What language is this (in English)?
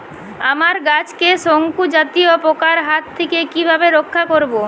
Bangla